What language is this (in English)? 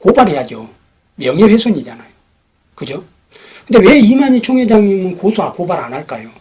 Korean